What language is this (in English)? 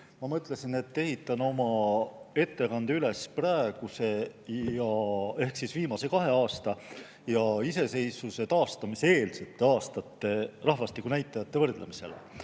Estonian